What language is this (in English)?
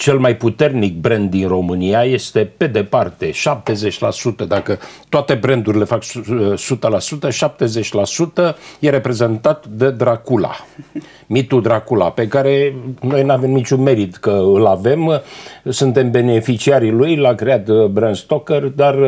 Romanian